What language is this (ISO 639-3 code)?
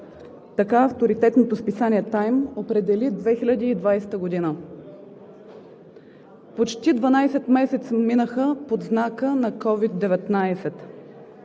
bul